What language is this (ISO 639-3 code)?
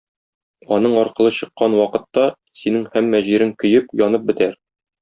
tat